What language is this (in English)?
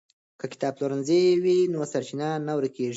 Pashto